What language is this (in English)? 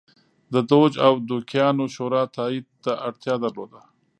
Pashto